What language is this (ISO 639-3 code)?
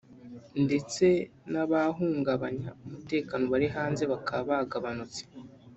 kin